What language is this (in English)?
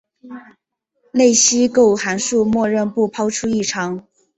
Chinese